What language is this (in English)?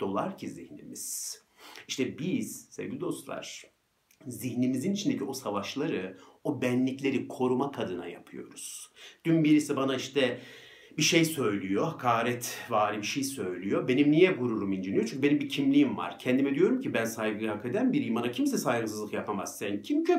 Turkish